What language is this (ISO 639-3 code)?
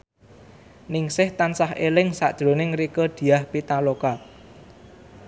jav